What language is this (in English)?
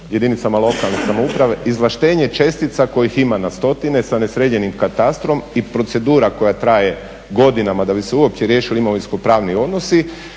Croatian